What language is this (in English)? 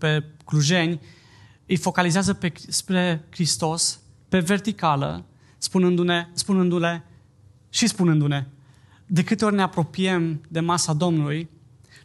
Romanian